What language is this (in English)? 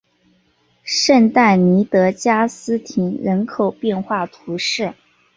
Chinese